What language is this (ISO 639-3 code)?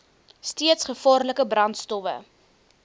afr